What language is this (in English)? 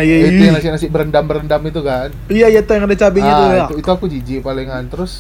Indonesian